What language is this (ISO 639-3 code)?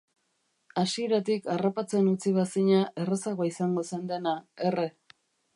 eus